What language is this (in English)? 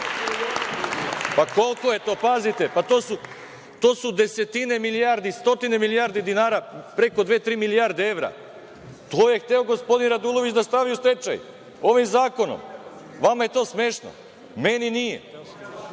Serbian